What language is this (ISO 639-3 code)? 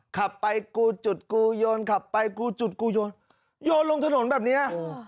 tha